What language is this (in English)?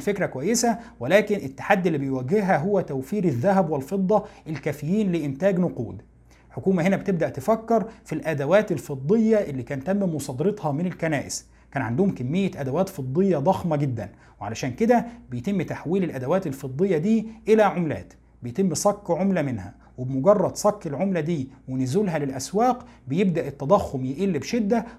Arabic